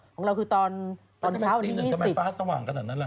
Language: Thai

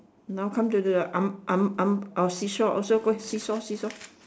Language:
English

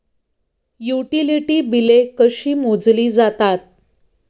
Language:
Marathi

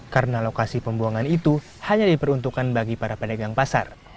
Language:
Indonesian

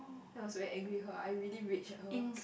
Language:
English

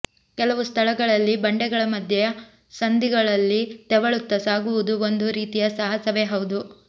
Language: Kannada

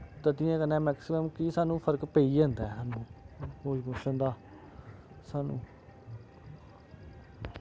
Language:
Dogri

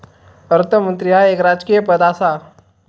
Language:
Marathi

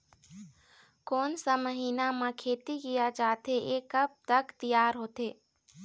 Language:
Chhattisgarhi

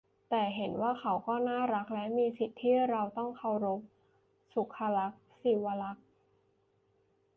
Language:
Thai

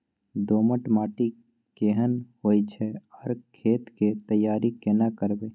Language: Maithili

